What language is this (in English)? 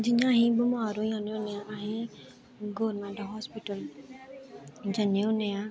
Dogri